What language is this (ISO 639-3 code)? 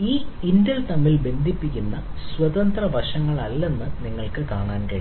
mal